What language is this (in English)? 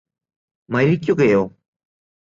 Malayalam